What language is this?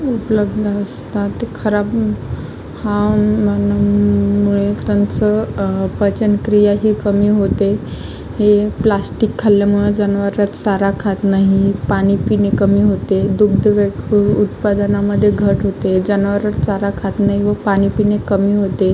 Marathi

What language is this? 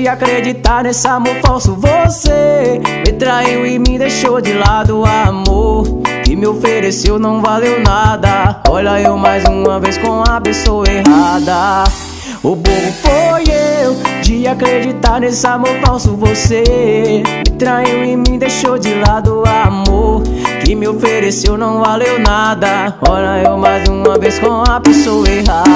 Portuguese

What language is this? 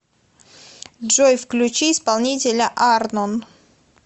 Russian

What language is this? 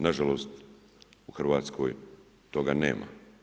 Croatian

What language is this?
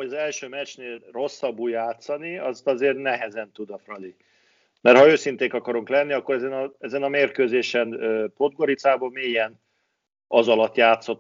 Hungarian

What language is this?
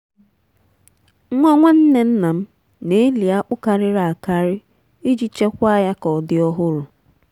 Igbo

